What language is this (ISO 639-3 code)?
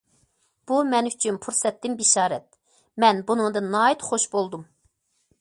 uig